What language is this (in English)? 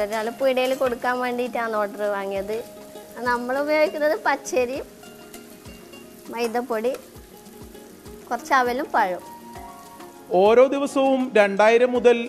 Arabic